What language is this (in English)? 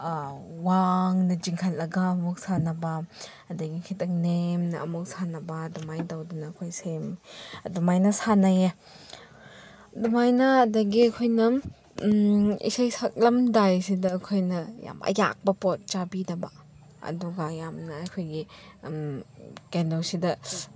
Manipuri